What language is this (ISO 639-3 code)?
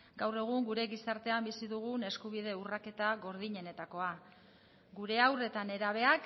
eus